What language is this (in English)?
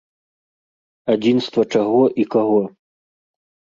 Belarusian